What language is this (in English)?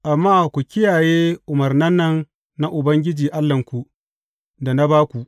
Hausa